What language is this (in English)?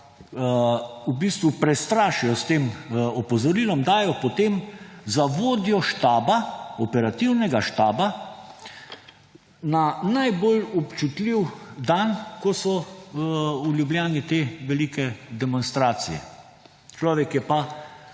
Slovenian